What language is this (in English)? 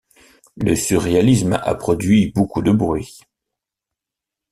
French